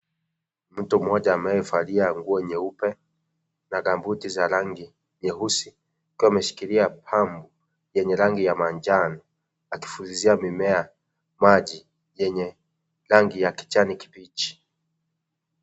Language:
Swahili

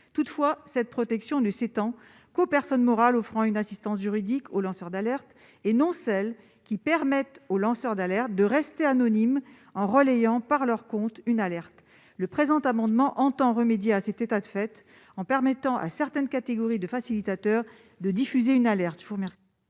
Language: French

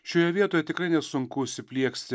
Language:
Lithuanian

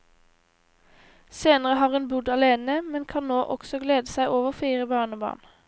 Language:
Norwegian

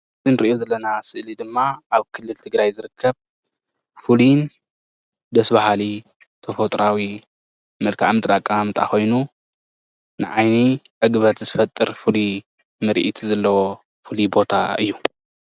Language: Tigrinya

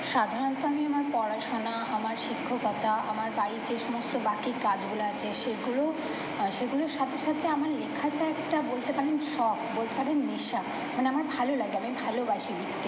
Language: Bangla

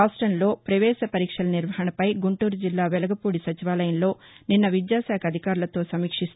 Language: Telugu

